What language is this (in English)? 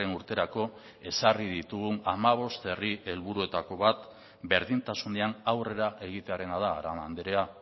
Basque